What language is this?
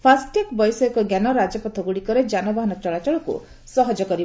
Odia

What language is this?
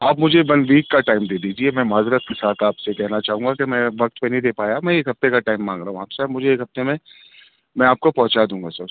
Urdu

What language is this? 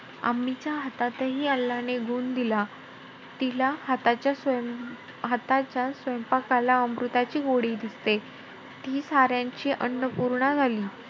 Marathi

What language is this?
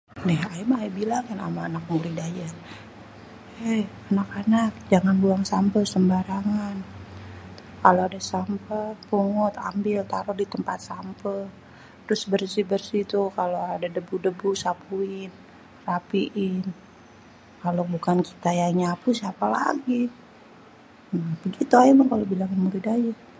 Betawi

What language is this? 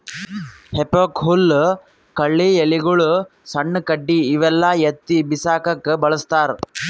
Kannada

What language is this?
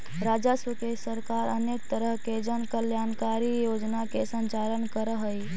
Magahi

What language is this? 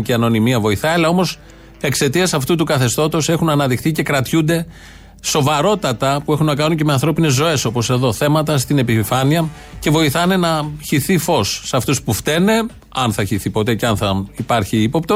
Greek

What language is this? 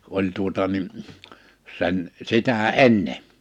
Finnish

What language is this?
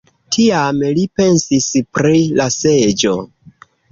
Esperanto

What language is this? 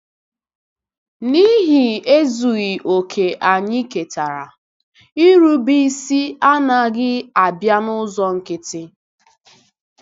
Igbo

